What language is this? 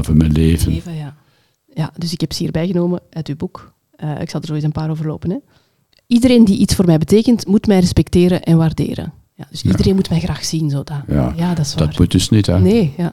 Dutch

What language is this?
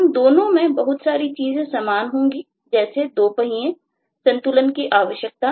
Hindi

